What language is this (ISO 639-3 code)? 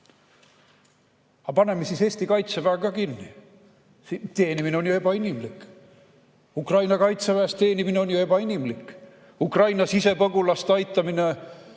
est